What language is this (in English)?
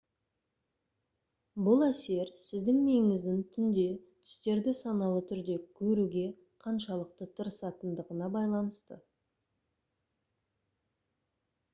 Kazakh